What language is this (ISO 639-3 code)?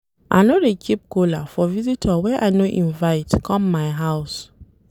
pcm